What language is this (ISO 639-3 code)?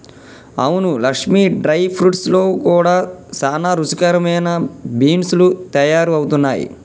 tel